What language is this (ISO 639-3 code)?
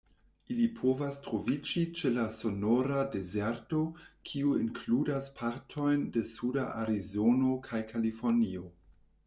epo